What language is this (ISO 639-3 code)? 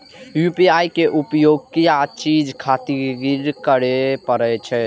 mai